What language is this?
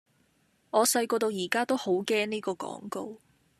Cantonese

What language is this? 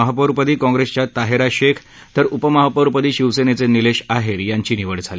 Marathi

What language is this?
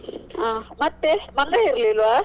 Kannada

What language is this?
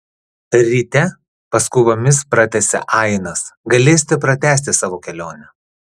Lithuanian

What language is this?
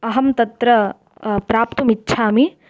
Sanskrit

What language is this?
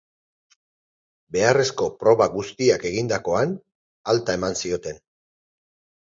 Basque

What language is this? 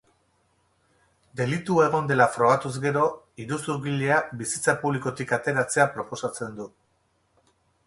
Basque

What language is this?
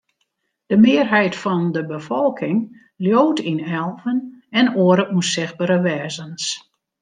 Western Frisian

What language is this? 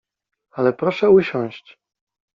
Polish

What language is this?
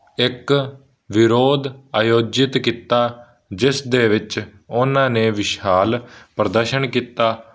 Punjabi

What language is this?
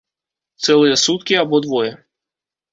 Belarusian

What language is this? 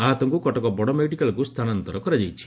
Odia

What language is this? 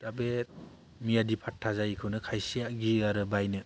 Bodo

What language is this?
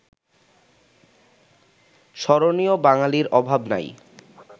Bangla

